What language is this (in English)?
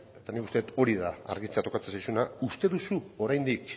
Basque